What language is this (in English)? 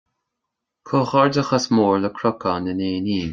Irish